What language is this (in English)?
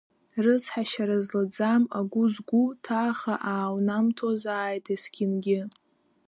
Abkhazian